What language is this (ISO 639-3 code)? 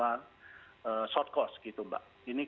ind